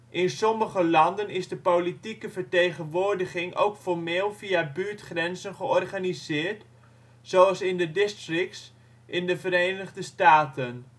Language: Dutch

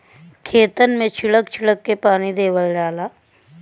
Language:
Bhojpuri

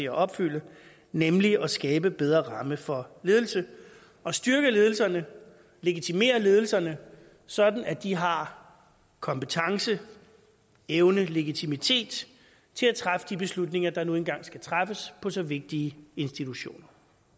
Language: Danish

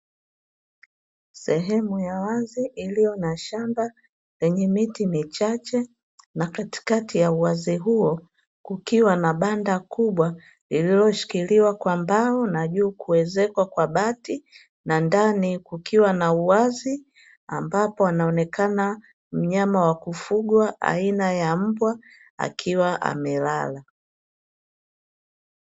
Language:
Swahili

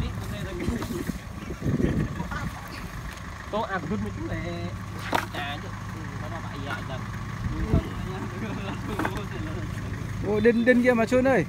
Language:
Vietnamese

